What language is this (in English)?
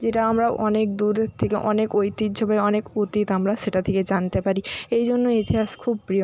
Bangla